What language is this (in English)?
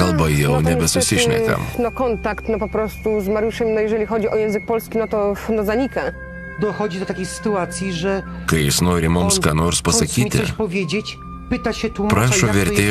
Lithuanian